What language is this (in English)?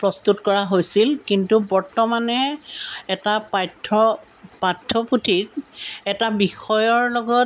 Assamese